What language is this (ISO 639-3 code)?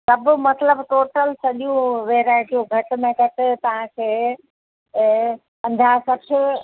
snd